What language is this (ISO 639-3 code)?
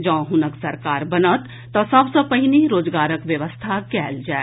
mai